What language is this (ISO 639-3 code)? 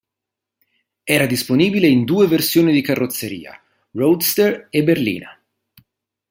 ita